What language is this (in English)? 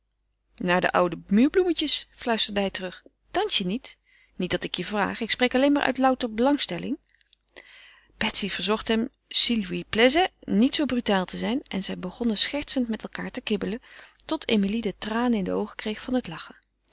Dutch